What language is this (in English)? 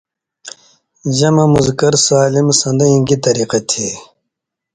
Indus Kohistani